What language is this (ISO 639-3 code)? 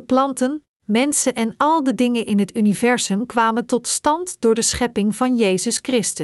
nld